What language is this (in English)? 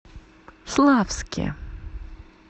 Russian